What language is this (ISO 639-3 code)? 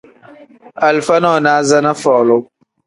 kdh